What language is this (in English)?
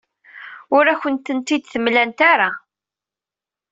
Kabyle